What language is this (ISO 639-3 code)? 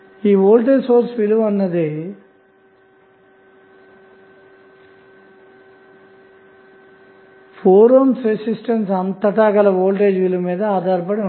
tel